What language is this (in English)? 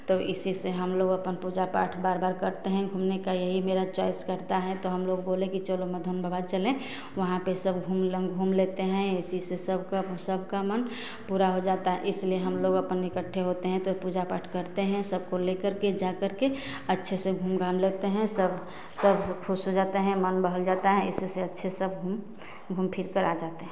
Hindi